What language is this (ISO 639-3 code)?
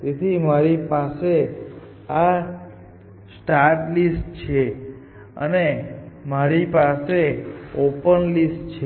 guj